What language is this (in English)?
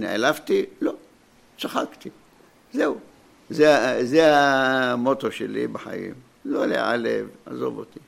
Hebrew